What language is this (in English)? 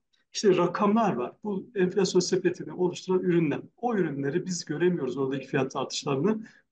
Turkish